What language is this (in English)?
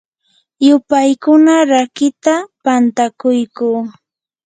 Yanahuanca Pasco Quechua